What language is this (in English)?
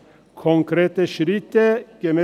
Swiss German